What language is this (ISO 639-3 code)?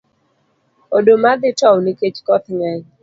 luo